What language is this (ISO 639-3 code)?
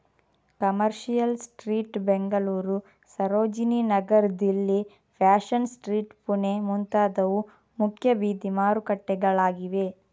kan